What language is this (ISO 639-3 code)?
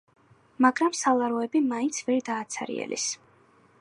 kat